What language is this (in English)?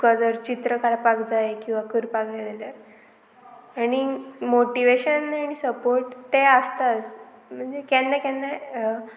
Konkani